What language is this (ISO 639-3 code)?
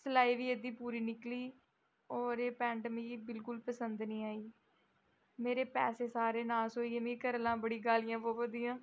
doi